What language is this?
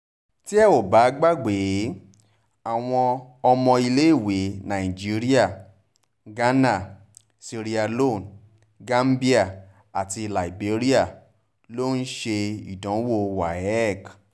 Yoruba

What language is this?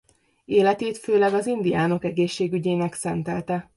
Hungarian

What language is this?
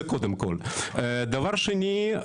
Hebrew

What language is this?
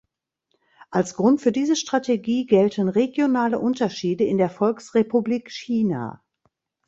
German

